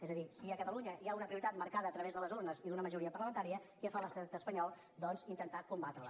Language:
Catalan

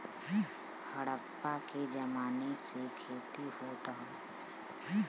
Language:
Bhojpuri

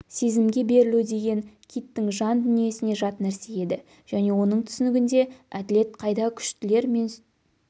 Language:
Kazakh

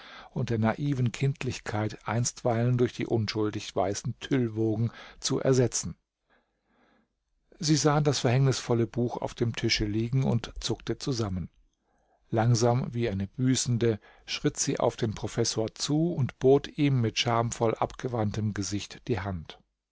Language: German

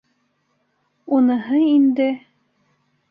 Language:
Bashkir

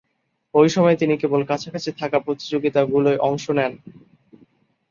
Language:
Bangla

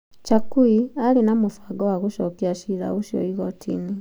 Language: Kikuyu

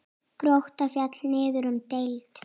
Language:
Icelandic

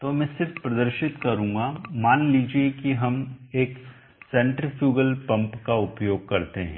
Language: Hindi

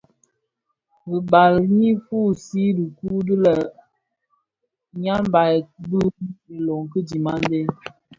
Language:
Bafia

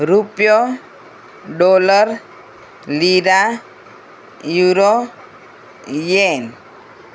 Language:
Gujarati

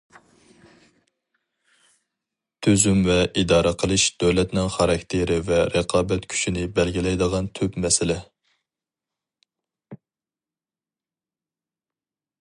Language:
Uyghur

